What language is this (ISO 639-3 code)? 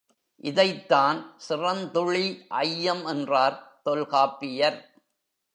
tam